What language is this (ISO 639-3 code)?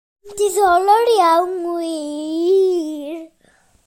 cym